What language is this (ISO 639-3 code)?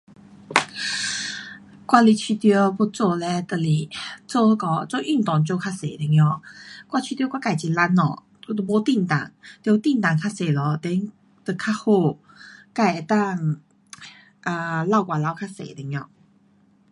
cpx